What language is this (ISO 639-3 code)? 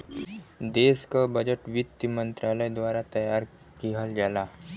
bho